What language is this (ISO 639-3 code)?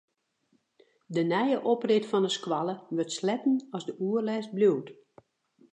fry